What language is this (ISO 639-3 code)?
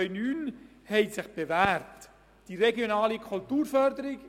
gsw